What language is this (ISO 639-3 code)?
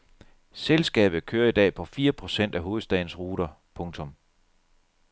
dan